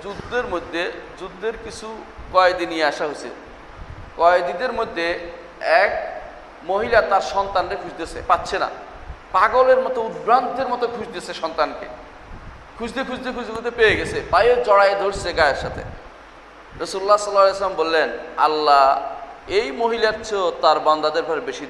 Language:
Turkish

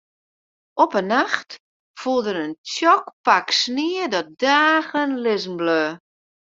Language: Western Frisian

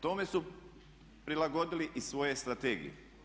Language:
Croatian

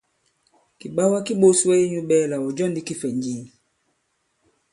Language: Bankon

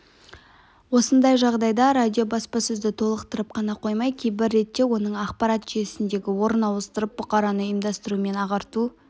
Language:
Kazakh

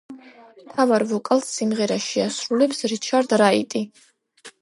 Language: Georgian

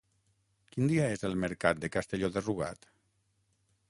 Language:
Catalan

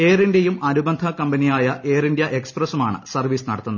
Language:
Malayalam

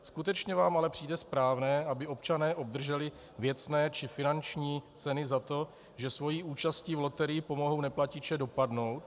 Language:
Czech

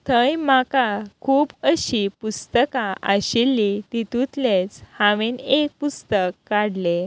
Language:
Konkani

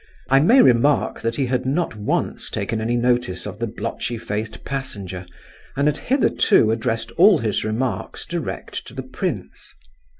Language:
English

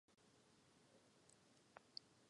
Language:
Czech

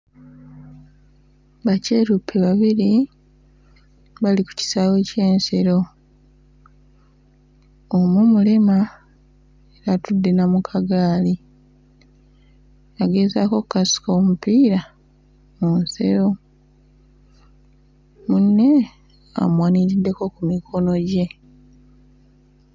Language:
Ganda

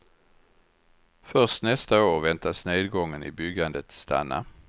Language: Swedish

